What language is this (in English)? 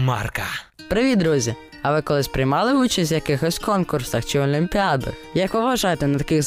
Ukrainian